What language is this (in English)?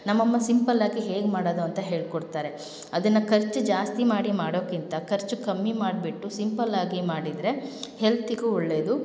Kannada